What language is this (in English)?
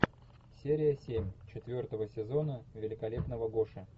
Russian